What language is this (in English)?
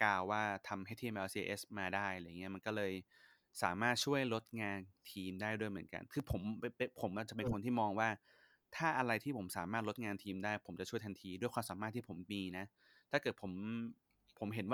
Thai